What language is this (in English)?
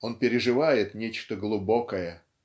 Russian